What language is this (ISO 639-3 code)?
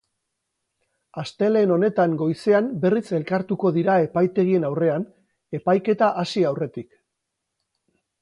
eus